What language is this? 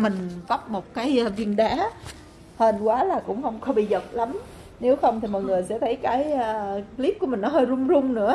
Vietnamese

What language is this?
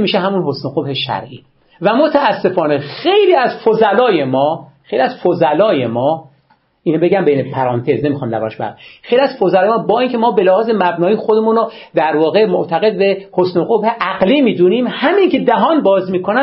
Persian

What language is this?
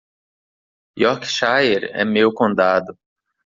Portuguese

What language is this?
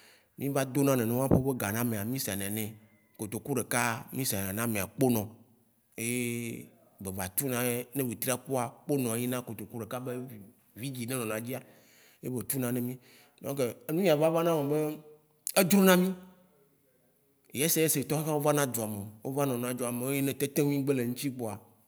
Waci Gbe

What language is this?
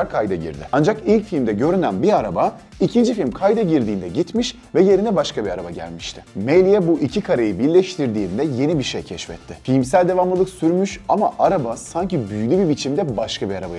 Turkish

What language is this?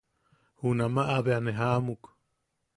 Yaqui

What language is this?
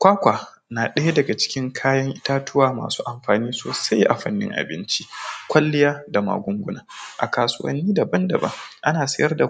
Hausa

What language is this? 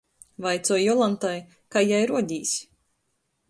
Latgalian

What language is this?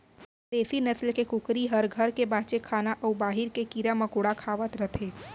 Chhattisgarhi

